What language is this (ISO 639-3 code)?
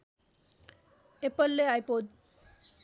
nep